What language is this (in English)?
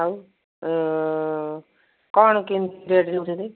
Odia